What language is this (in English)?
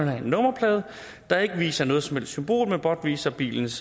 Danish